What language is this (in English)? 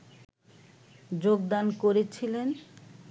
Bangla